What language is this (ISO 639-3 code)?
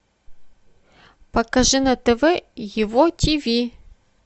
rus